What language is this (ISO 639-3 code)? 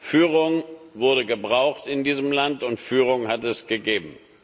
deu